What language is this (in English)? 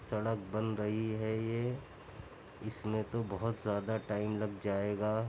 Urdu